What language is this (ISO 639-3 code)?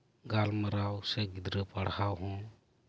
sat